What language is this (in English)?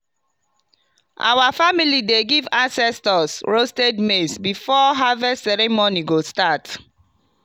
Nigerian Pidgin